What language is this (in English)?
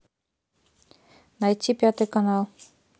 Russian